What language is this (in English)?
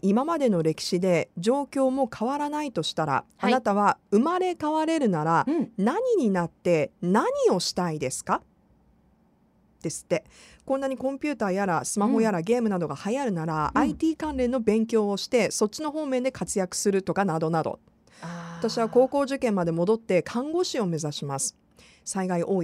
Japanese